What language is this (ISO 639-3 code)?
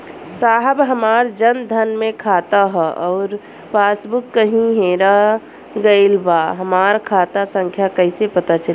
bho